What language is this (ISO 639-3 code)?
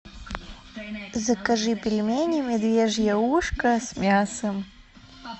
rus